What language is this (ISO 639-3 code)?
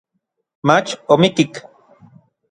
nlv